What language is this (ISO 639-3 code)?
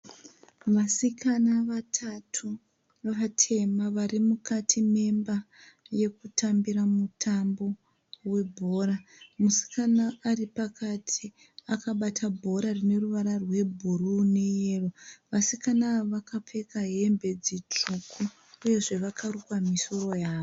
sna